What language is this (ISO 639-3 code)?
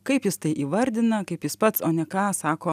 lit